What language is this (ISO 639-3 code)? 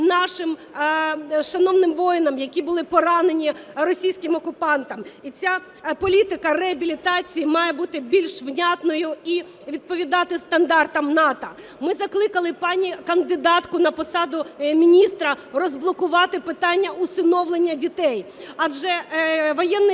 ukr